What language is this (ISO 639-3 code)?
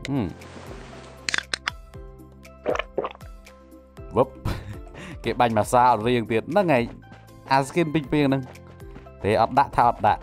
tha